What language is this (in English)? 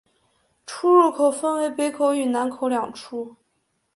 Chinese